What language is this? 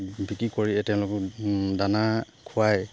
Assamese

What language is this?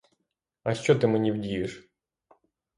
Ukrainian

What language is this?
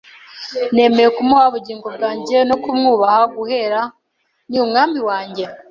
Kinyarwanda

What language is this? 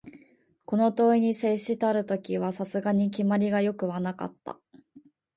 Japanese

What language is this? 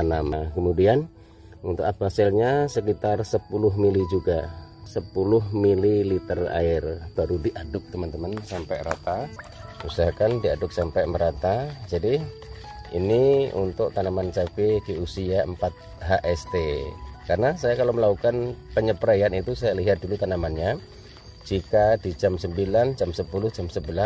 Indonesian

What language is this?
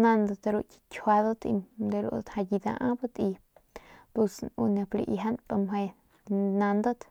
Northern Pame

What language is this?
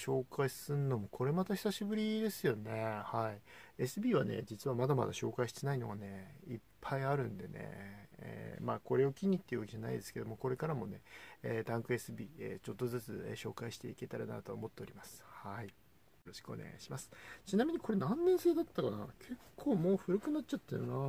Japanese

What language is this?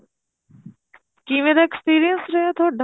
Punjabi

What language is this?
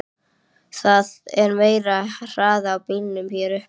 Icelandic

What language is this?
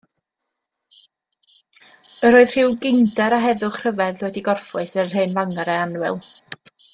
Welsh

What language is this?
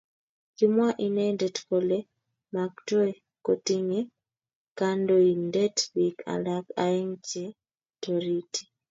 Kalenjin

